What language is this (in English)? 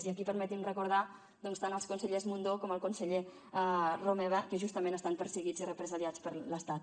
Catalan